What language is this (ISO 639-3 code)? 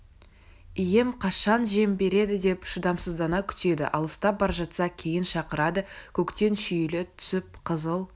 kaz